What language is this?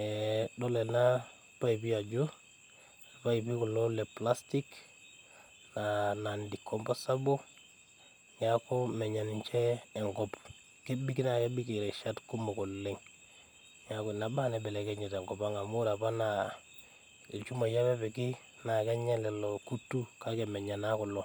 Masai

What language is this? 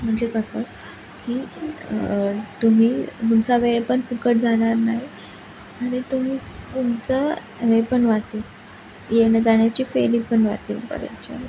Marathi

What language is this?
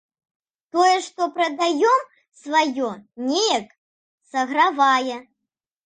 Belarusian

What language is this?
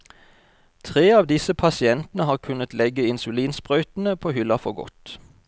Norwegian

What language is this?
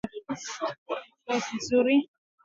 Swahili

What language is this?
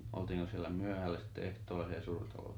Finnish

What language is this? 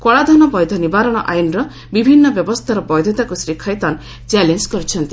Odia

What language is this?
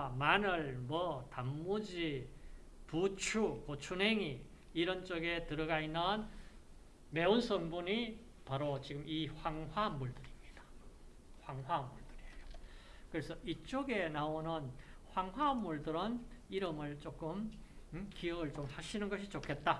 Korean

